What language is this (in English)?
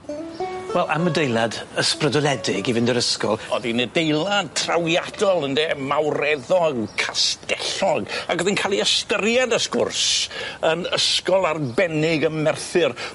Welsh